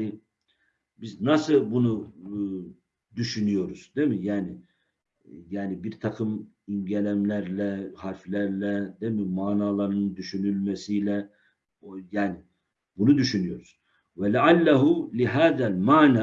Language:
Turkish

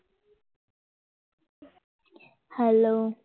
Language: Gujarati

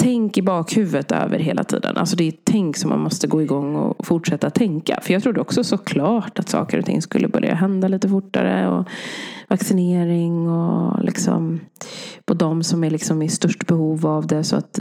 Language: Swedish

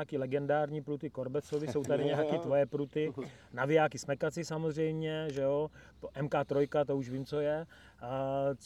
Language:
Czech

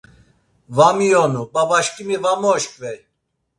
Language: Laz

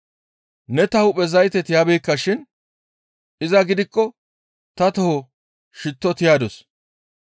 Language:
Gamo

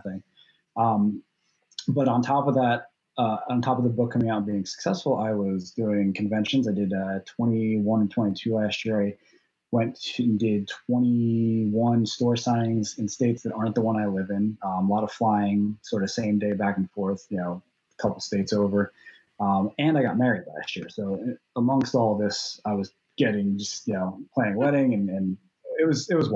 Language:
English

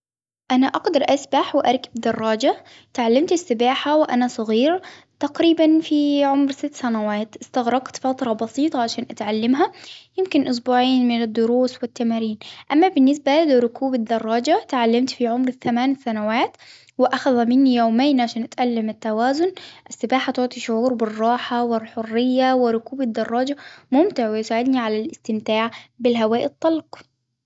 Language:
Hijazi Arabic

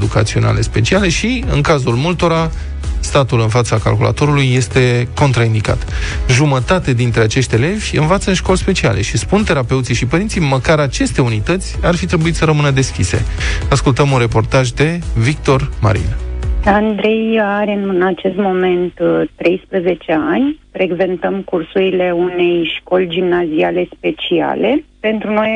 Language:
Romanian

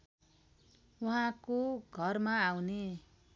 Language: Nepali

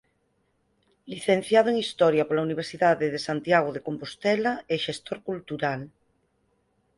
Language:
Galician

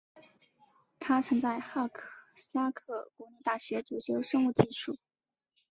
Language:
Chinese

